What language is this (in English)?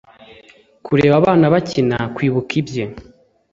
Kinyarwanda